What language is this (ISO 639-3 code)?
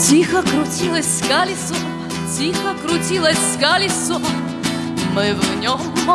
rus